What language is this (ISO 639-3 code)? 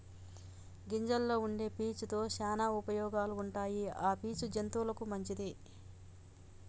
tel